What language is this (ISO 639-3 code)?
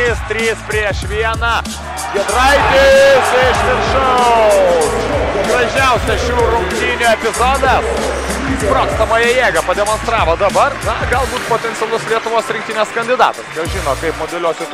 lit